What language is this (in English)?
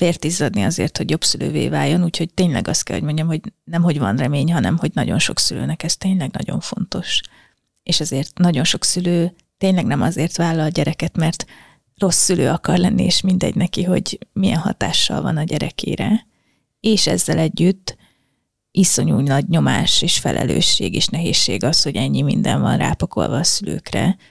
Hungarian